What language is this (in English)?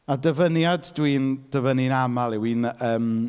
Welsh